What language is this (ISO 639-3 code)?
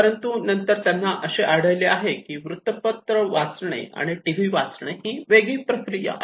mar